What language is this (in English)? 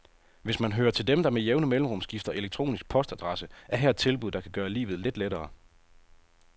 Danish